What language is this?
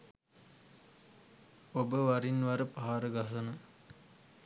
Sinhala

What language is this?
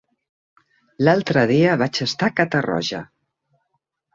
Catalan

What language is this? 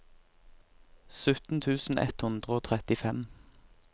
Norwegian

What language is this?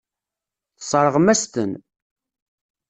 Kabyle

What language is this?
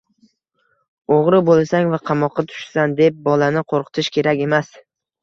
Uzbek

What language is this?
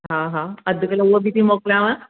Sindhi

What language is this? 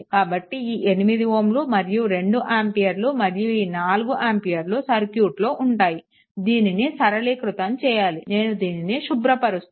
Telugu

